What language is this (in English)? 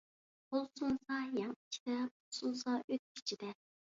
Uyghur